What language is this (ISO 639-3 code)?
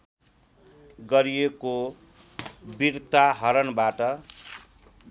nep